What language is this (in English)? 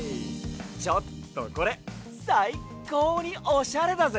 Japanese